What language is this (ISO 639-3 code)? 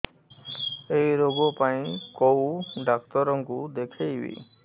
ori